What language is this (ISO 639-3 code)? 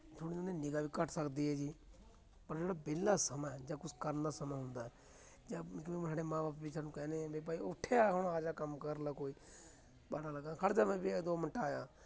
pan